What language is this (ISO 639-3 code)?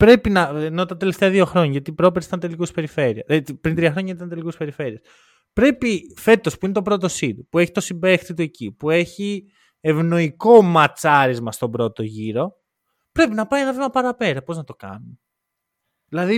ell